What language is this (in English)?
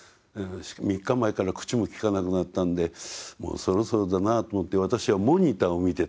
Japanese